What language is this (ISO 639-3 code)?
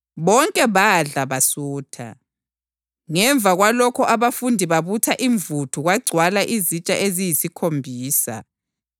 nde